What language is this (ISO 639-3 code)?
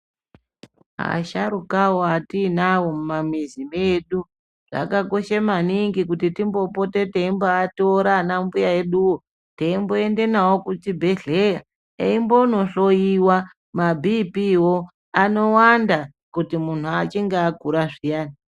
ndc